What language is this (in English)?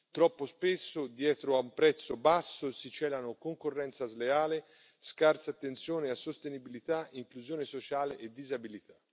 Italian